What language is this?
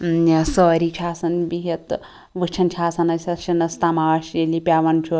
Kashmiri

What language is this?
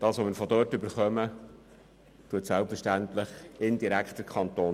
Swiss German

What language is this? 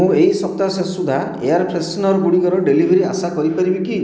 Odia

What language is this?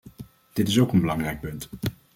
Dutch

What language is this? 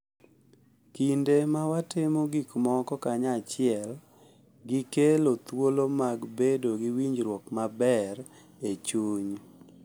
Luo (Kenya and Tanzania)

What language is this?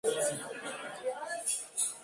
Spanish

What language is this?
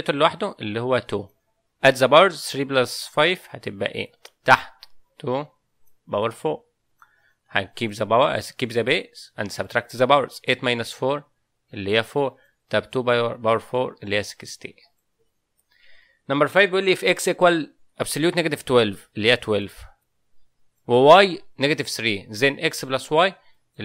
Arabic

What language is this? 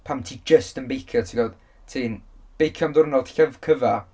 Welsh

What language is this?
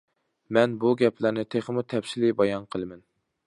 Uyghur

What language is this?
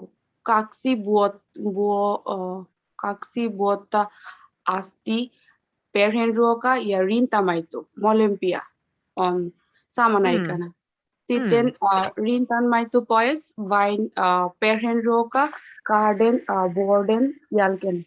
Finnish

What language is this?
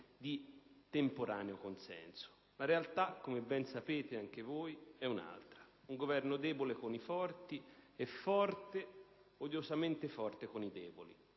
Italian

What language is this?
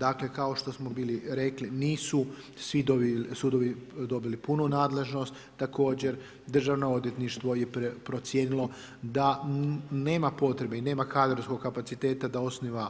Croatian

